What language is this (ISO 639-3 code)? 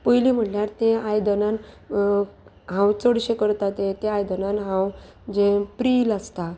kok